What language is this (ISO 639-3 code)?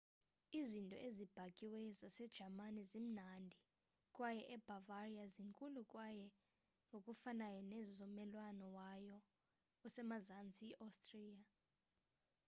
xho